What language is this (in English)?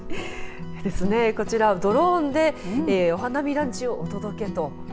Japanese